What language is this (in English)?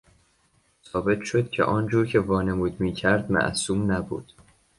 Persian